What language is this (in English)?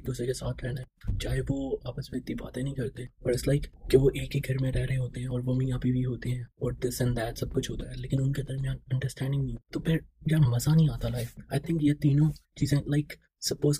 Urdu